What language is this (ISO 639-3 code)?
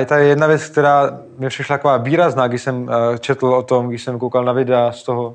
ces